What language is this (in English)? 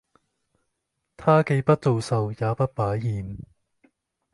Cantonese